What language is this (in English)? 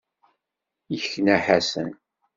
Kabyle